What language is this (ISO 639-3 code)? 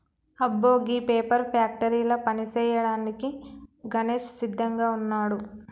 tel